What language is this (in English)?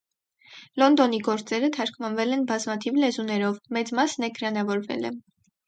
Armenian